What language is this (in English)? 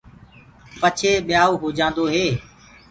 Gurgula